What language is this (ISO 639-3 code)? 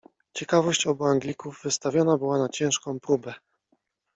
pol